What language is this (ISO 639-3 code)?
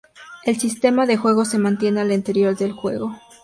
spa